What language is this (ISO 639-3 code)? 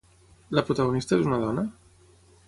cat